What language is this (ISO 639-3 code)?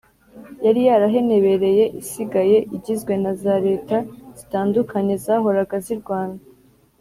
kin